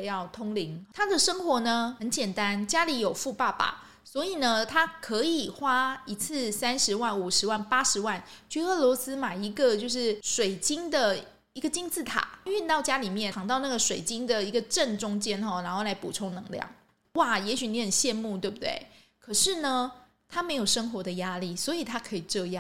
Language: Chinese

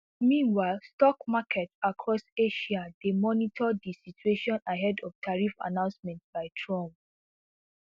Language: Nigerian Pidgin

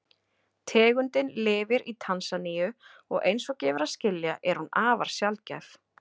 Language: Icelandic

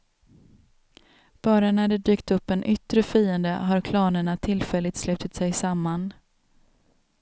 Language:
Swedish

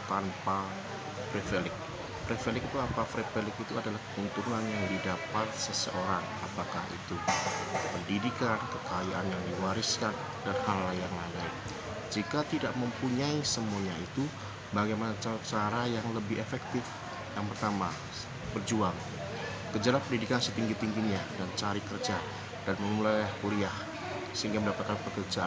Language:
Indonesian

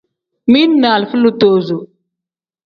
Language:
Tem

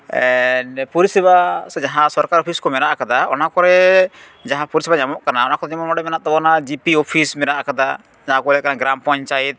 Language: Santali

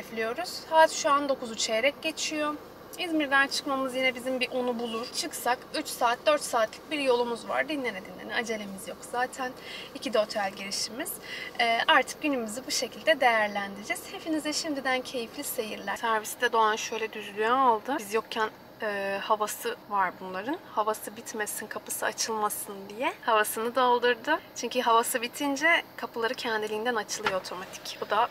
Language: Turkish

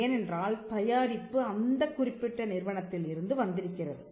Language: Tamil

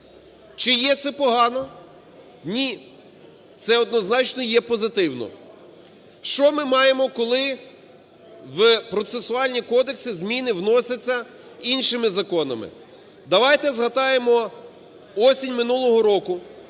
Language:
Ukrainian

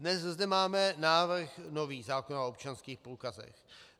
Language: Czech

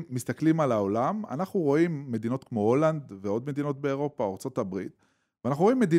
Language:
Hebrew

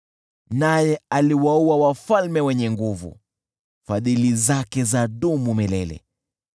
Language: Swahili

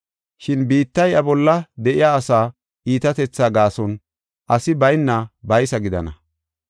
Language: Gofa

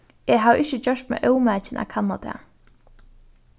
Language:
Faroese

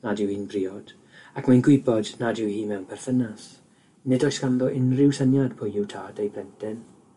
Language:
Welsh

